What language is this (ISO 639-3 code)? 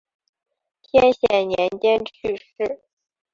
zho